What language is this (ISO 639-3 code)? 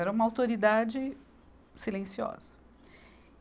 por